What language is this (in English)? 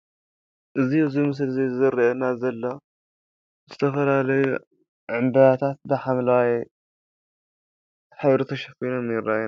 Tigrinya